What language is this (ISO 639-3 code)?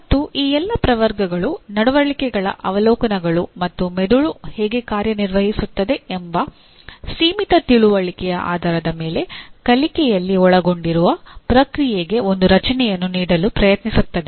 kan